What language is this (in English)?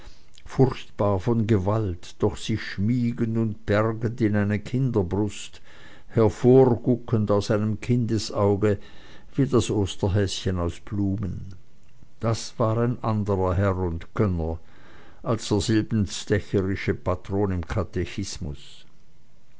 German